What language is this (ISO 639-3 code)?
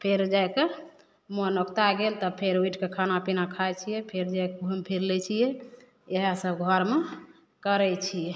mai